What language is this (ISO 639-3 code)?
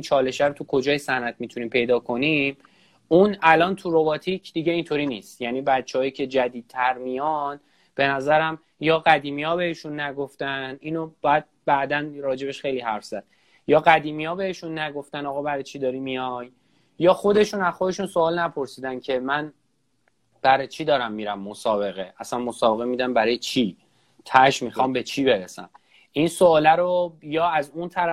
fas